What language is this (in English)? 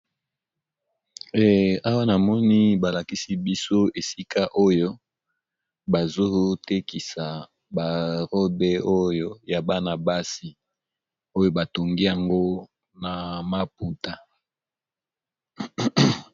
Lingala